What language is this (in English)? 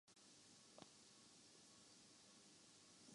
Urdu